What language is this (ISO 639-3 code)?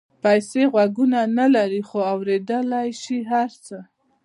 pus